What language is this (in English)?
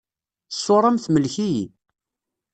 Kabyle